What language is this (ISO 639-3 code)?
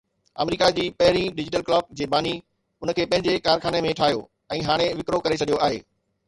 snd